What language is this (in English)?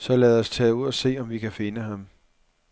Danish